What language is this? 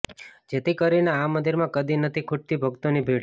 Gujarati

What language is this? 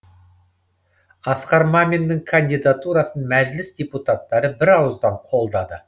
Kazakh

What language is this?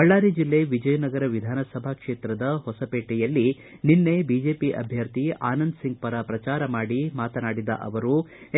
Kannada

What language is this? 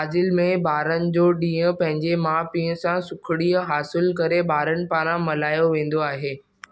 Sindhi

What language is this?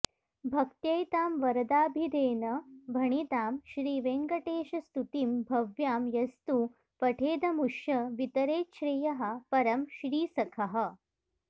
Sanskrit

